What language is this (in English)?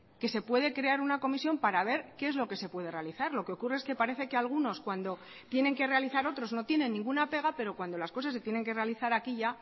Spanish